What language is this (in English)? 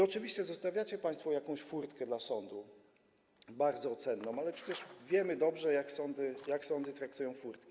Polish